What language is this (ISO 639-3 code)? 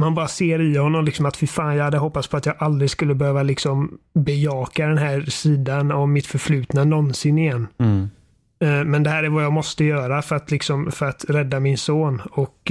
swe